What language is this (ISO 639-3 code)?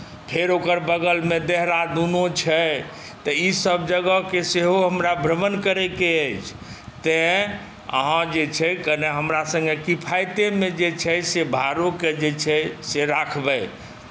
mai